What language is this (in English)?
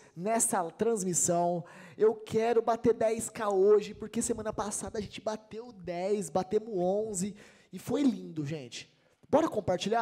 Portuguese